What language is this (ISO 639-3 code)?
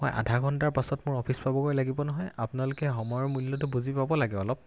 asm